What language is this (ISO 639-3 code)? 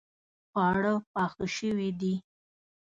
pus